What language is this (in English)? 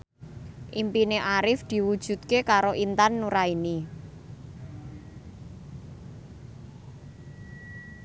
Javanese